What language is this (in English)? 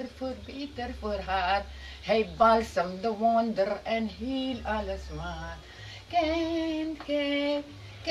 Dutch